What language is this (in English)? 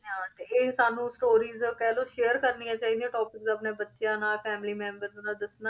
Punjabi